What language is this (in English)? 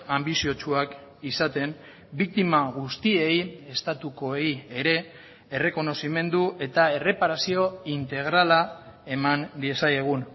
Basque